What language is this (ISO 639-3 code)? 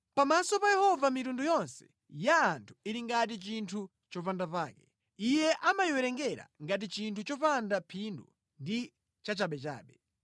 nya